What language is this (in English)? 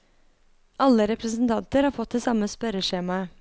Norwegian